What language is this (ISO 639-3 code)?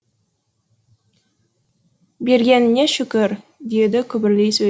kaz